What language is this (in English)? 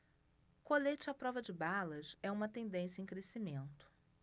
Portuguese